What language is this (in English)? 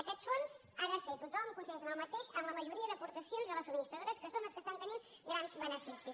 Catalan